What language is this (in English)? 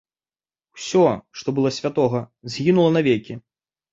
Belarusian